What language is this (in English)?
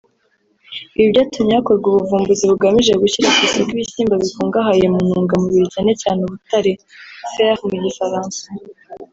Kinyarwanda